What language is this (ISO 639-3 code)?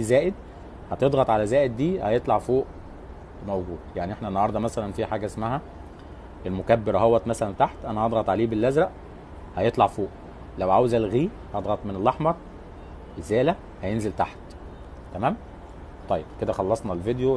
ara